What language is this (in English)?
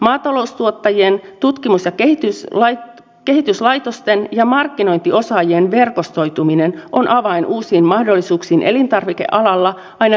Finnish